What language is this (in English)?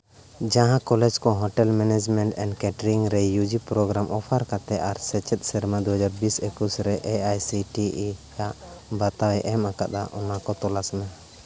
Santali